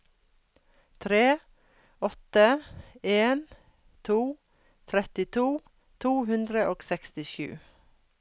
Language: Norwegian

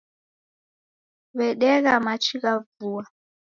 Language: Taita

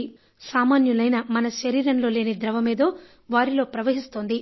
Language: Telugu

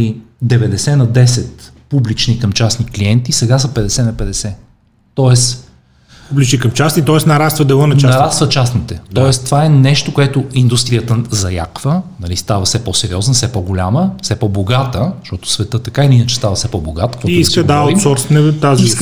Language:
Bulgarian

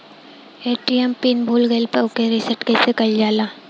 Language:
Bhojpuri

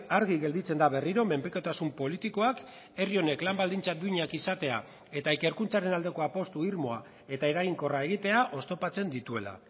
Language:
Basque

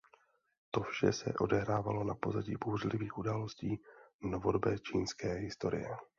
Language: Czech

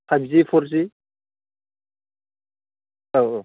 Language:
Bodo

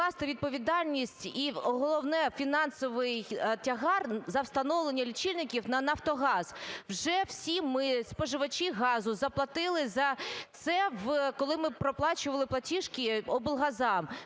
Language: Ukrainian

